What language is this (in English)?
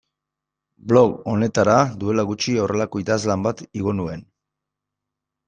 Basque